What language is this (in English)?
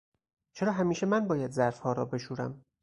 Persian